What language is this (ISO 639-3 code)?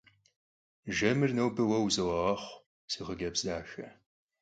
kbd